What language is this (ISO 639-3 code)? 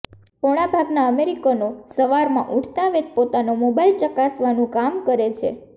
guj